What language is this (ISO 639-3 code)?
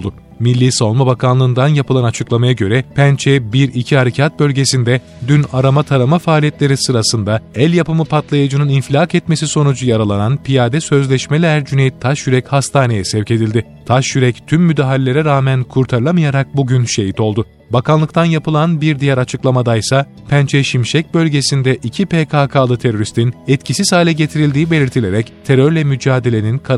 tur